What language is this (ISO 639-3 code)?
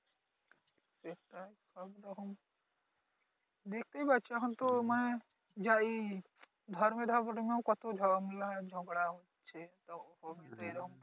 ben